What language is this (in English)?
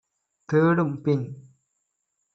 Tamil